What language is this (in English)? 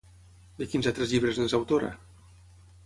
Catalan